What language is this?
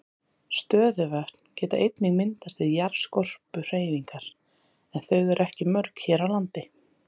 Icelandic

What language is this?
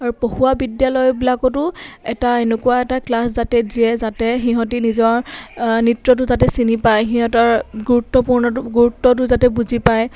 Assamese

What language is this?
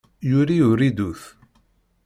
Kabyle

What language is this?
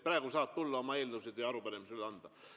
Estonian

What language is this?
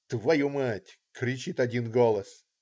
Russian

